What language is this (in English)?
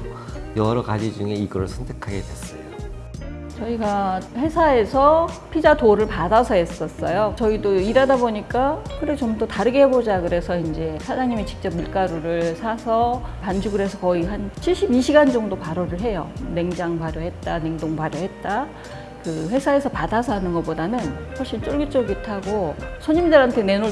Korean